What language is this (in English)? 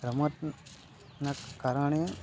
Gujarati